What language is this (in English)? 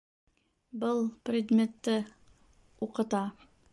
Bashkir